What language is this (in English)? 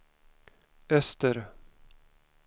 Swedish